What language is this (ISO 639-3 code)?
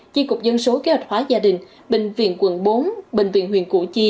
vie